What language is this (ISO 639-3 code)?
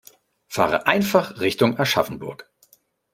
deu